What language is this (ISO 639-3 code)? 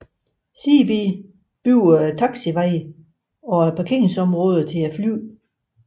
dan